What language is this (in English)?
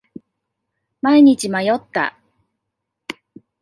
Japanese